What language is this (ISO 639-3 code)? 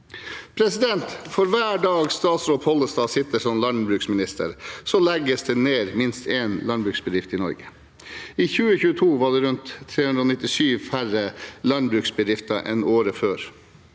nor